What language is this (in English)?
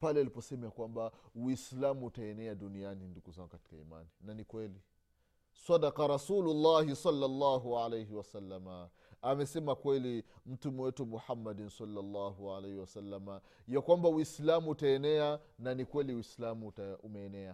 Swahili